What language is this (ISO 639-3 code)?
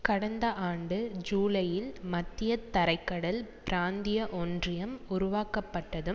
tam